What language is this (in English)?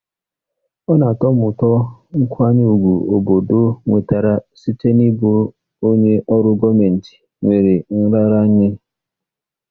Igbo